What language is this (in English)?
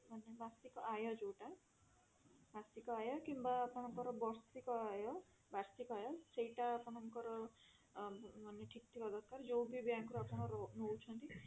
Odia